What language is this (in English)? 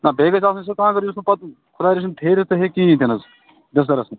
Kashmiri